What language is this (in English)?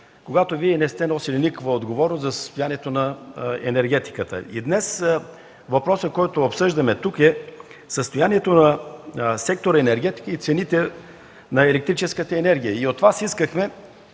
Bulgarian